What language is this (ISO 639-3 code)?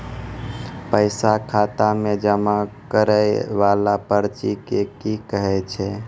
mai